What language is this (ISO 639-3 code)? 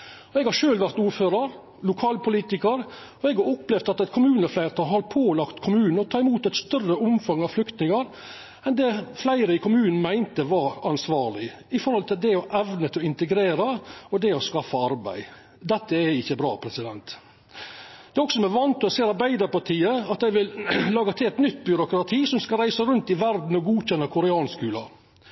nno